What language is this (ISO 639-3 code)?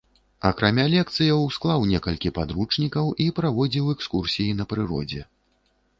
bel